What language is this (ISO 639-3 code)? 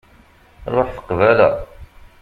kab